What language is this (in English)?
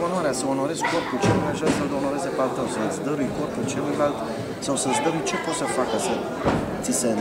Romanian